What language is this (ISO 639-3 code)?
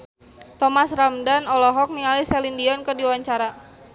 sun